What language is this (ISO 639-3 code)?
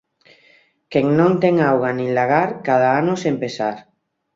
glg